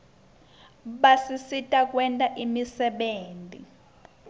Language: Swati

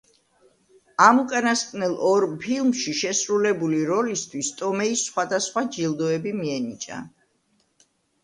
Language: Georgian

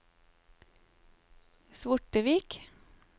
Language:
Norwegian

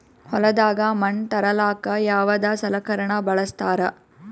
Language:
Kannada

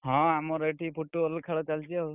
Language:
Odia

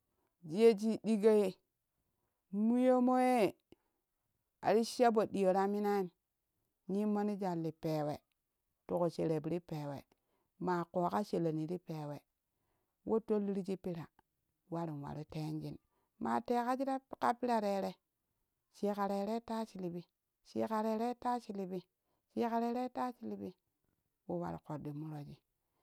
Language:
Kushi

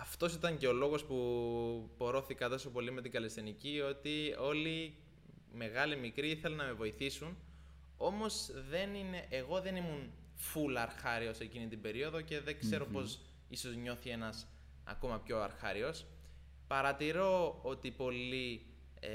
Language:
Greek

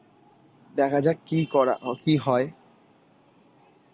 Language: Bangla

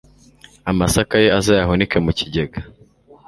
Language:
Kinyarwanda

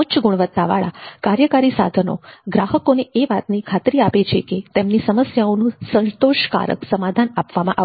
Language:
Gujarati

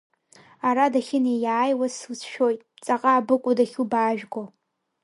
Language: Abkhazian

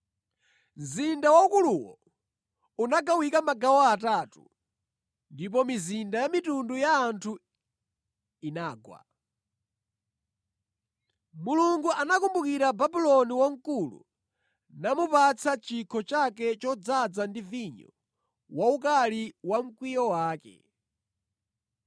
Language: Nyanja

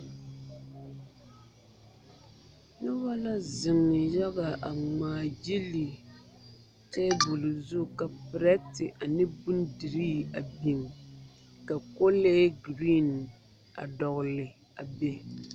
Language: Southern Dagaare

